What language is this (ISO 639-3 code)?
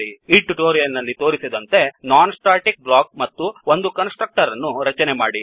kan